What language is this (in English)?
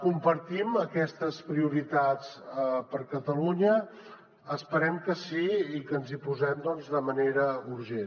Catalan